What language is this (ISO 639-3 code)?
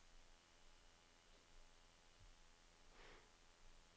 nor